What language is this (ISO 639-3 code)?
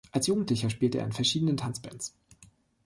deu